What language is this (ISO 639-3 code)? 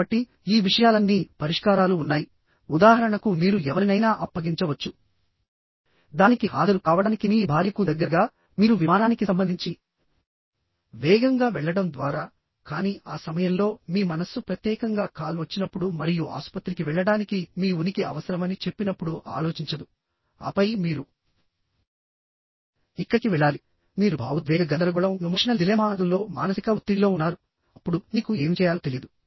tel